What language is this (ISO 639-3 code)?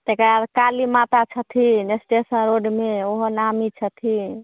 mai